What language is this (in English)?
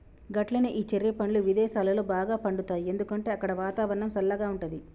Telugu